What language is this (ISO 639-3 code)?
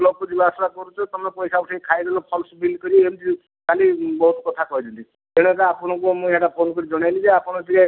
ori